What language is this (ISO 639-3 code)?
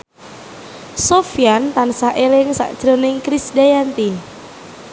jav